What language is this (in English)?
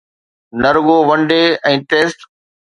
Sindhi